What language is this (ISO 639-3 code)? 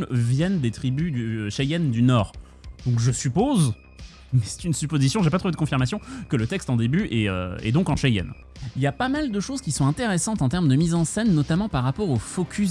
fra